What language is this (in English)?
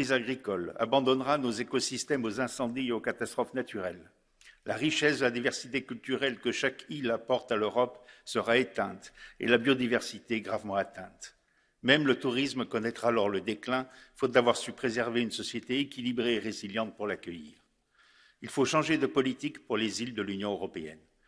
French